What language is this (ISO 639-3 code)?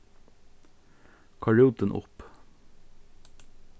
fao